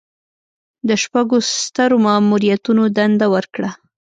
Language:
Pashto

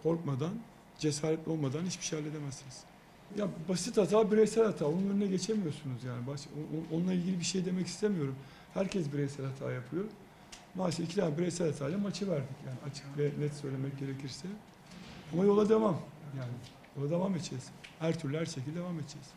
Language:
Turkish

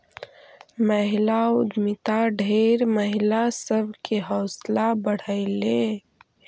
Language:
Magahi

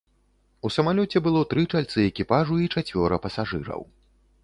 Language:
Belarusian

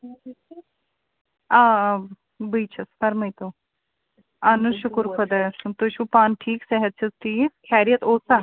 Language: Kashmiri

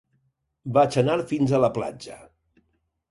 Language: Catalan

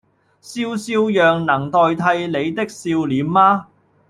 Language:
Cantonese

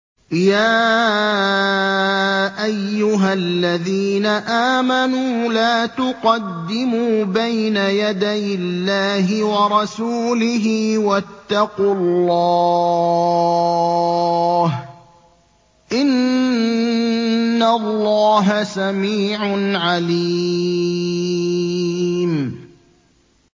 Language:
Arabic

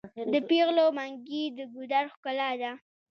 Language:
Pashto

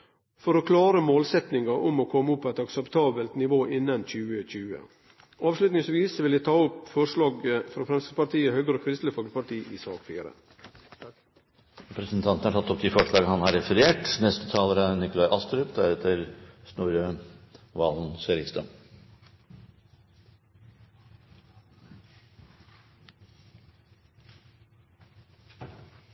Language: Norwegian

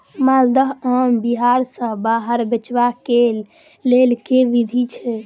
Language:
Maithili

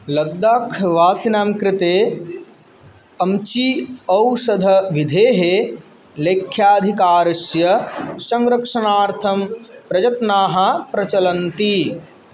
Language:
Sanskrit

